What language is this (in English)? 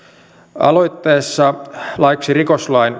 Finnish